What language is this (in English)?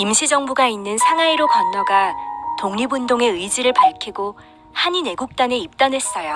Korean